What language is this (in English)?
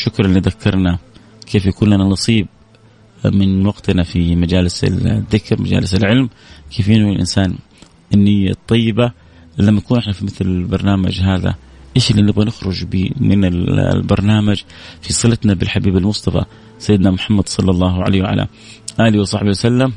Arabic